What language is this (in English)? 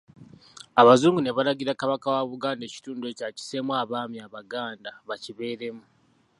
Ganda